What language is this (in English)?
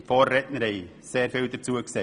Swiss German